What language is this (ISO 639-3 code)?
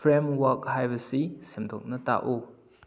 mni